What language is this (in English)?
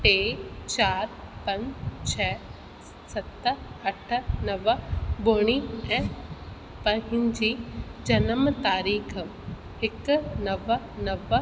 Sindhi